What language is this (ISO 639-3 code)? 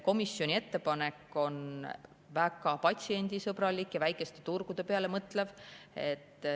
est